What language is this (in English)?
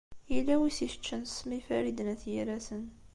Kabyle